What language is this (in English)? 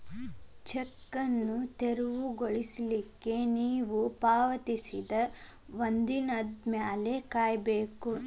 Kannada